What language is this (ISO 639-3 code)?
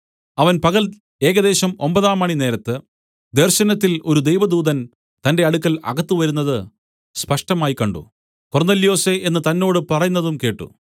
mal